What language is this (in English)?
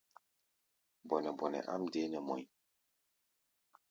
Gbaya